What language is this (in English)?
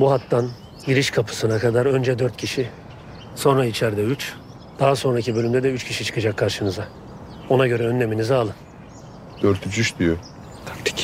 Turkish